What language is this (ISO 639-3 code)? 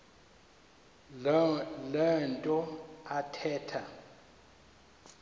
xho